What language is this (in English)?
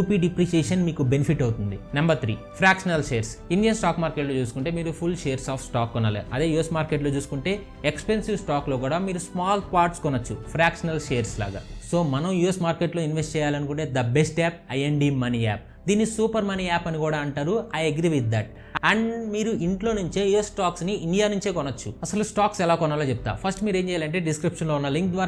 Telugu